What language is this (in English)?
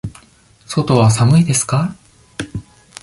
Japanese